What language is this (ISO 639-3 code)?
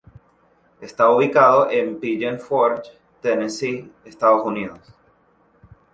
spa